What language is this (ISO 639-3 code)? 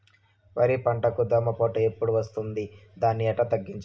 tel